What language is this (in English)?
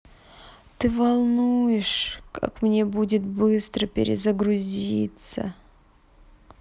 Russian